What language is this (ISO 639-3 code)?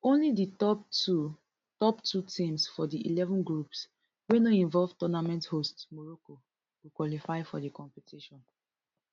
pcm